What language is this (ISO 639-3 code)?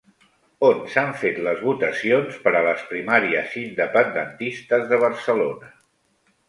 cat